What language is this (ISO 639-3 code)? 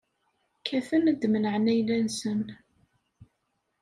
kab